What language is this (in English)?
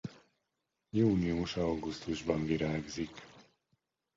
Hungarian